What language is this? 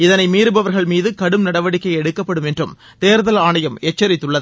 Tamil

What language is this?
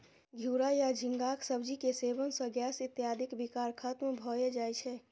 Maithili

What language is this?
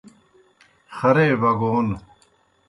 Kohistani Shina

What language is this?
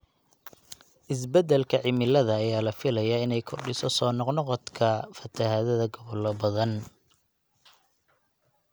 Somali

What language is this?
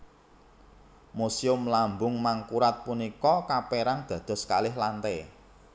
Javanese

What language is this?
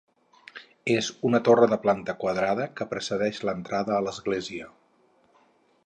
Catalan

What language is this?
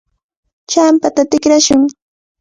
Cajatambo North Lima Quechua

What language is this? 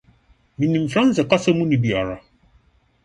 Akan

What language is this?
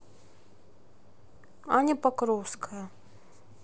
Russian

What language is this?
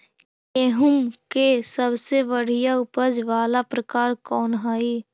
Magahi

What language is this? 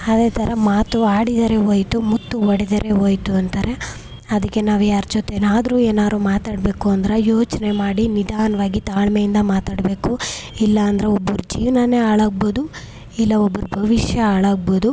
Kannada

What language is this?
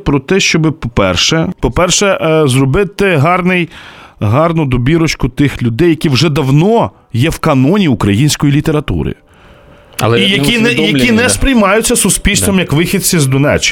Ukrainian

